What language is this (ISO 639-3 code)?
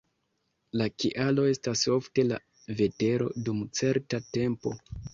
epo